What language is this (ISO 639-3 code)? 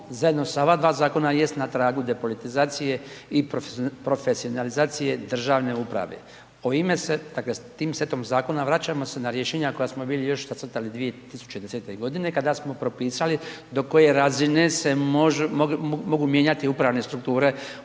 hrv